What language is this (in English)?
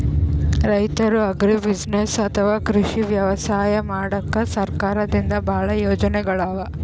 Kannada